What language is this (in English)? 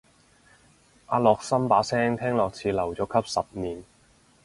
Cantonese